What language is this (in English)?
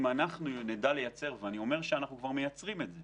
Hebrew